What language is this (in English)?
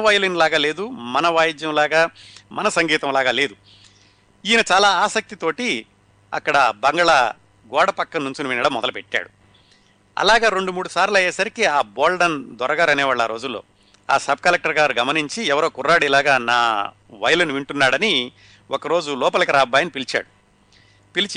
Telugu